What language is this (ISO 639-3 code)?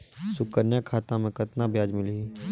hne